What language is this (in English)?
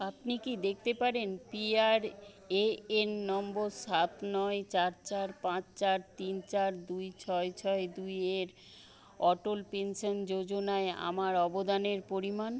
Bangla